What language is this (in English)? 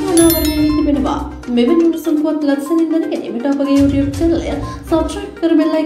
Romanian